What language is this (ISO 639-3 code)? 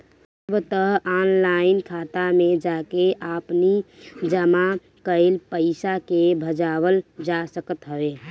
bho